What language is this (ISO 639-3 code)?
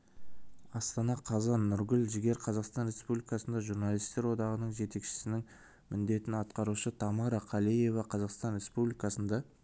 kaz